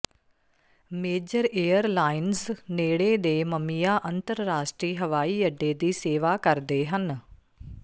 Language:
Punjabi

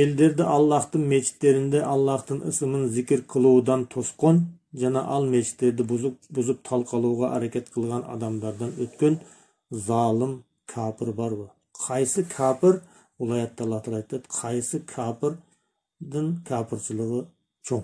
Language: Turkish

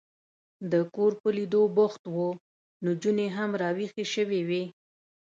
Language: Pashto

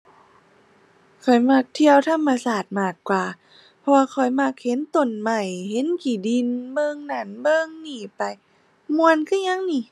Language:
Thai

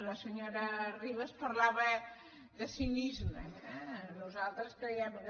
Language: Catalan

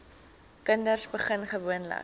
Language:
Afrikaans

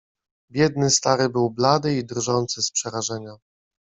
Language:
Polish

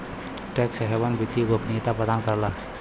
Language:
Bhojpuri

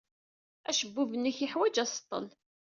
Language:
Kabyle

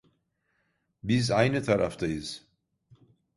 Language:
Turkish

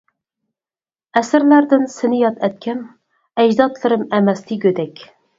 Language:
Uyghur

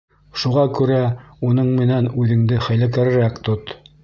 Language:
Bashkir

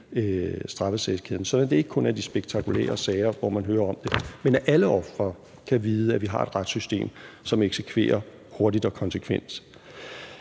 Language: Danish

